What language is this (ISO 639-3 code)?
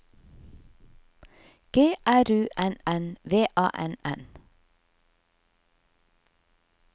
nor